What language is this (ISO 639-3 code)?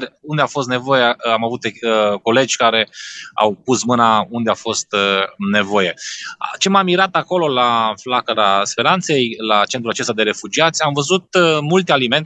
ron